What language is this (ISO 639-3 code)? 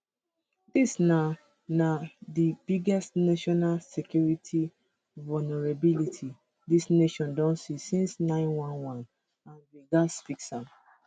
pcm